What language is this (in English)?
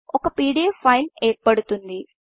Telugu